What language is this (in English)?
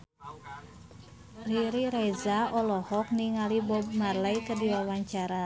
Sundanese